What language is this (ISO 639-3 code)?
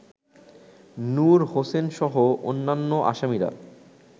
ben